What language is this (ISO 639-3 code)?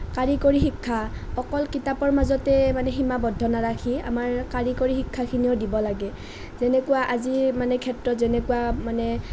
asm